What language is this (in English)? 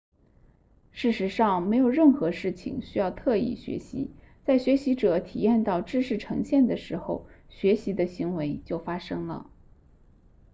Chinese